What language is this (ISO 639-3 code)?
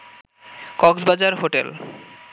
ben